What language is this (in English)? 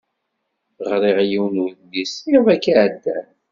Kabyle